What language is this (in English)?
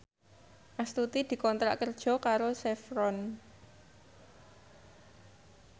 Javanese